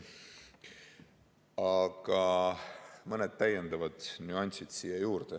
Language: Estonian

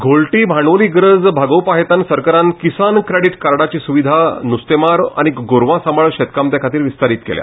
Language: Konkani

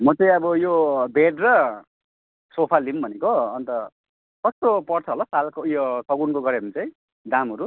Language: Nepali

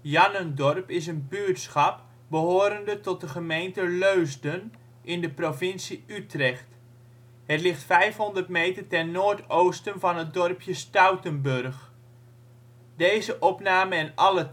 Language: Dutch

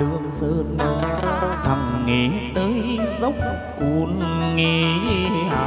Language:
Vietnamese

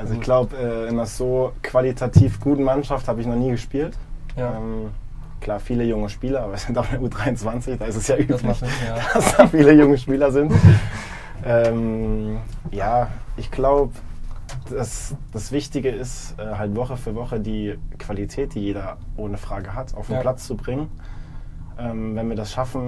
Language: German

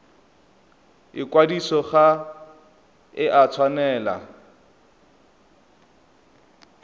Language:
Tswana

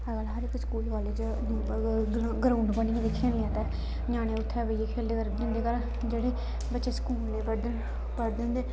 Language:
Dogri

